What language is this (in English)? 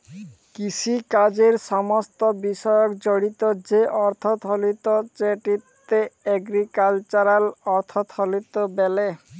Bangla